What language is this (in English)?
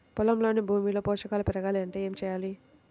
Telugu